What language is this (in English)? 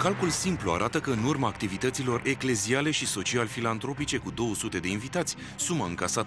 Romanian